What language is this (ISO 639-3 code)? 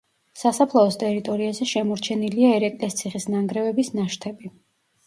kat